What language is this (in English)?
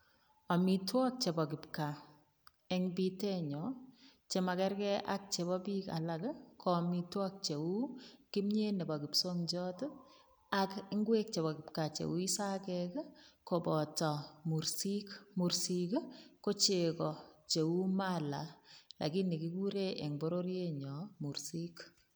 Kalenjin